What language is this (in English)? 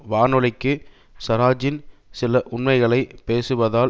Tamil